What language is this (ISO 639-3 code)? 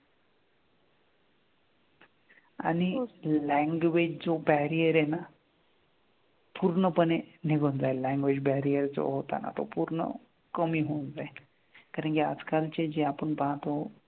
mar